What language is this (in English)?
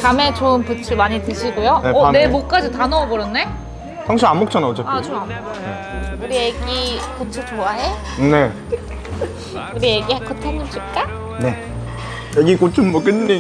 Korean